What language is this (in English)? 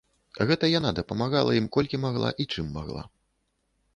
Belarusian